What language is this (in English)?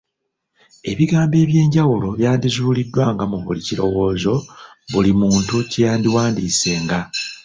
Ganda